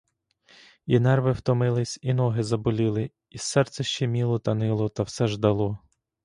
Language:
Ukrainian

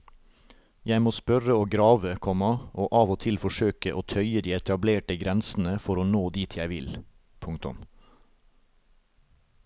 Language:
Norwegian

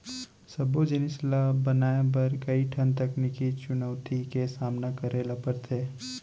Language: Chhattisgarhi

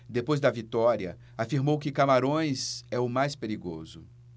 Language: Portuguese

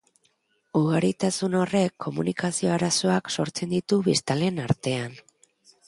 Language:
Basque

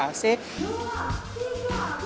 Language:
Indonesian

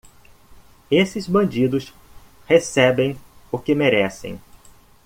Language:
Portuguese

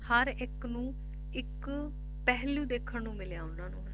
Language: Punjabi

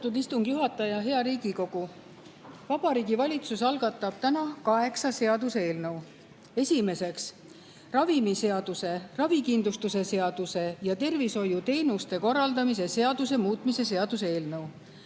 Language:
Estonian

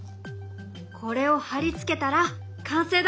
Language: Japanese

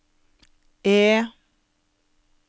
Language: Norwegian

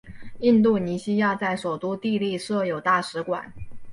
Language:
Chinese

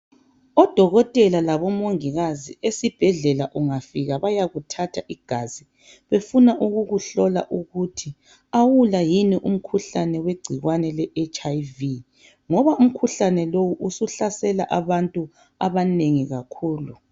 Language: North Ndebele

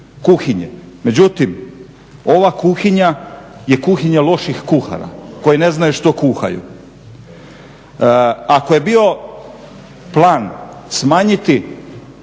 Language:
Croatian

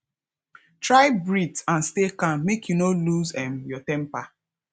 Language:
Nigerian Pidgin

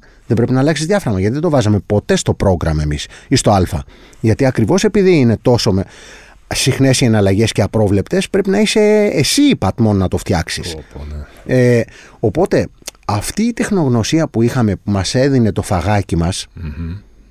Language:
Greek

